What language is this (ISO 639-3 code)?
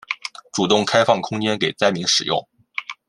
zho